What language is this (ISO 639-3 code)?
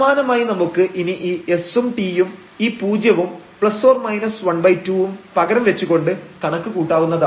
mal